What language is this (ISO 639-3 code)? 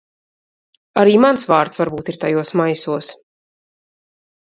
lav